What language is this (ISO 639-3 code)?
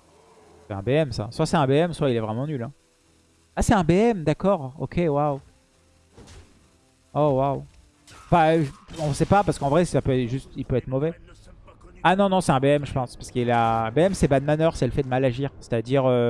fra